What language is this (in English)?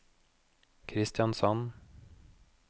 Norwegian